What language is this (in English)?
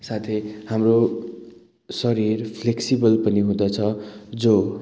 Nepali